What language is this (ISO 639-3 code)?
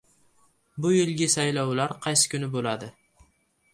uzb